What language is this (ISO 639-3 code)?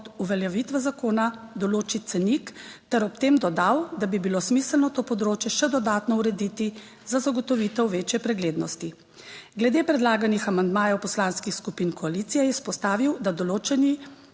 slv